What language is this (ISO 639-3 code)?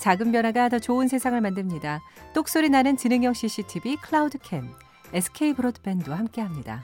kor